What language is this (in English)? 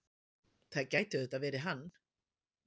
Icelandic